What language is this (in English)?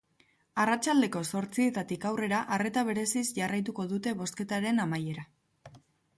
Basque